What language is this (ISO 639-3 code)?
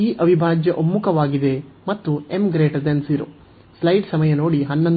kan